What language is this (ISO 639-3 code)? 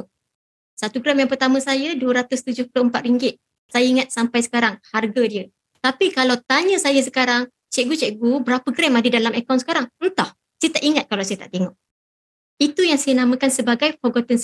msa